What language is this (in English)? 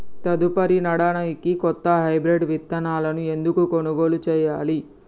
Telugu